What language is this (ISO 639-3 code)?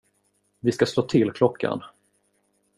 swe